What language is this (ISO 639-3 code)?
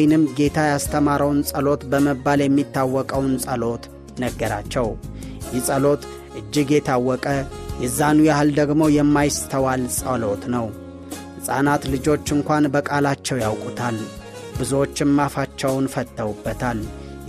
amh